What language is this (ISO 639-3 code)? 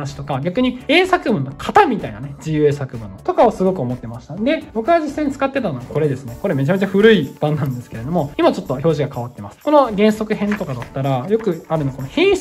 jpn